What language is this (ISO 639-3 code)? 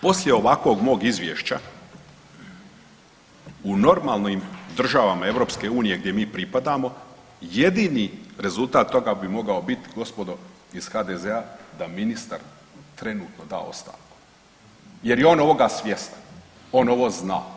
hrv